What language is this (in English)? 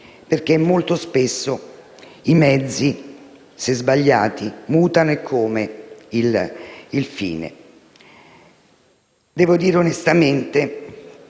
Italian